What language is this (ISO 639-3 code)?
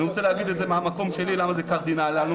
heb